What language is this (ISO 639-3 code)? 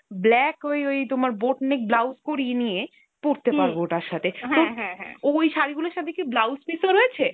ben